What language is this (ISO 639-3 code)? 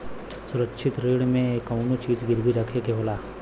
bho